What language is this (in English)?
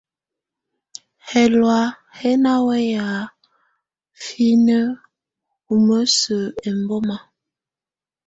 Tunen